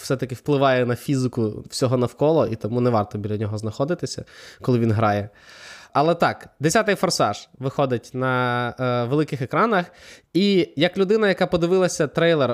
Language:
Ukrainian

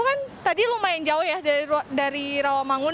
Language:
Indonesian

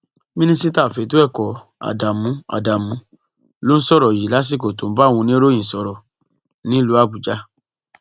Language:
Yoruba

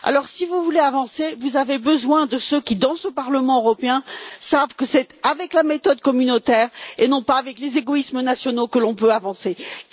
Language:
French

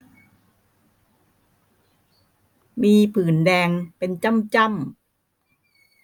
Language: Thai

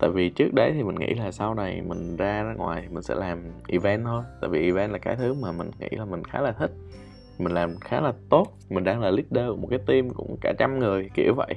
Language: Vietnamese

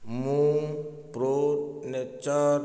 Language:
Odia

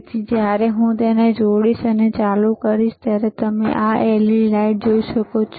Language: Gujarati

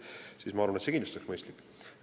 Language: Estonian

